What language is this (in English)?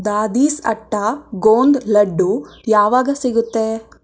Kannada